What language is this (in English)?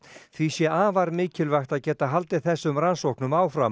Icelandic